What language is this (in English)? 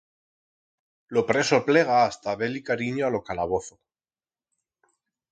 Aragonese